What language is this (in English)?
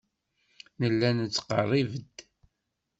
Kabyle